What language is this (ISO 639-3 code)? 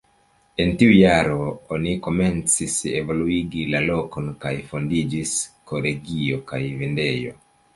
epo